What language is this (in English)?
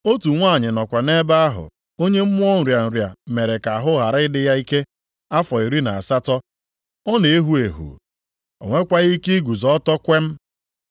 Igbo